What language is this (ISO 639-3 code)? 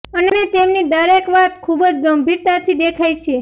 guj